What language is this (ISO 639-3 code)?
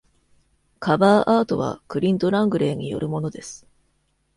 jpn